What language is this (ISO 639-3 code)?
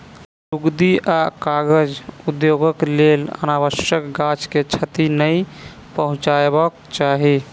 mai